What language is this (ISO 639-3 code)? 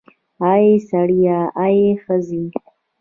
pus